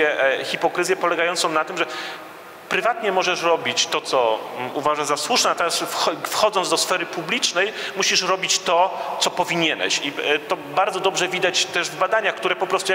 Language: Polish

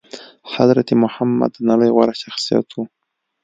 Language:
Pashto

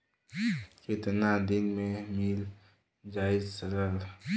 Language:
Bhojpuri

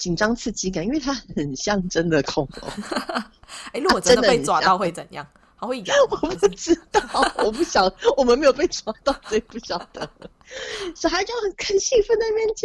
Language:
Chinese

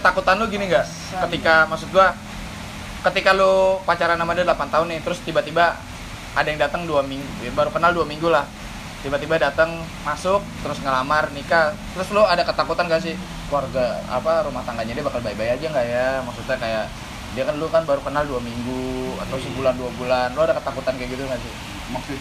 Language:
Indonesian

